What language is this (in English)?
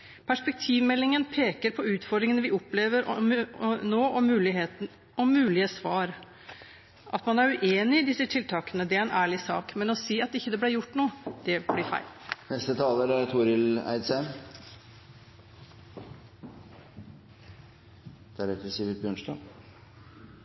Norwegian